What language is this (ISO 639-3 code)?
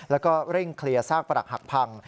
tha